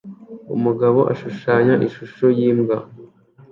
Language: Kinyarwanda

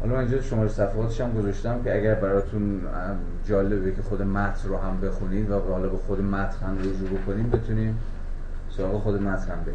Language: Persian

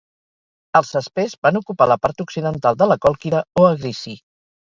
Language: Catalan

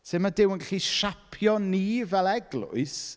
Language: Welsh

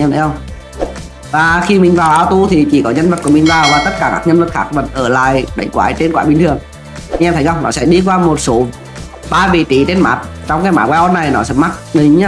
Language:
Vietnamese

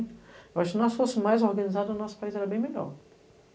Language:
Portuguese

